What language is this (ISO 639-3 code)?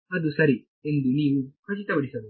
kan